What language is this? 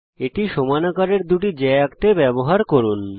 Bangla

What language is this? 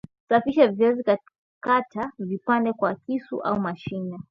Swahili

